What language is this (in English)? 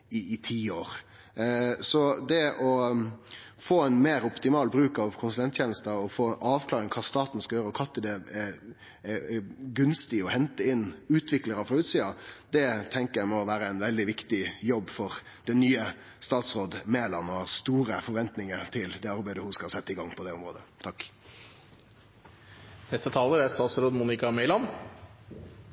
Norwegian